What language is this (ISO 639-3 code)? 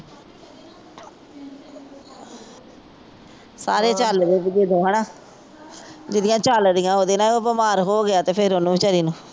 pan